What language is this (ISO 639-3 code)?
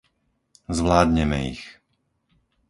slk